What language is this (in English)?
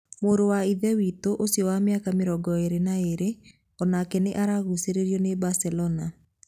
Kikuyu